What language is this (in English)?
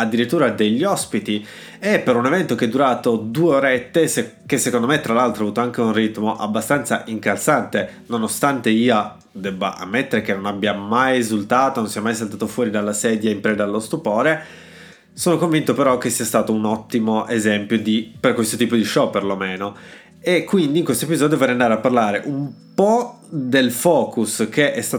Italian